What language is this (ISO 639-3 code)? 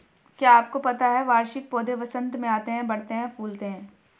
hin